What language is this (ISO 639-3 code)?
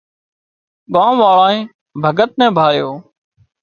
kxp